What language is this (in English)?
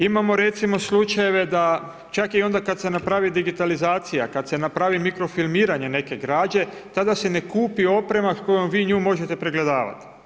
Croatian